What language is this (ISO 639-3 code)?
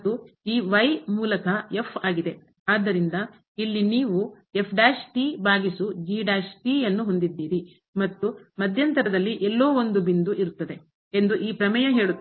kan